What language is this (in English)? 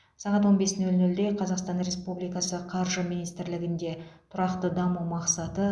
Kazakh